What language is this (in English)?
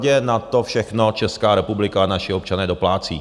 Czech